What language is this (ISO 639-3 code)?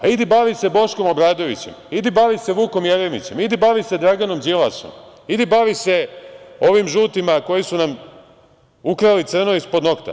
srp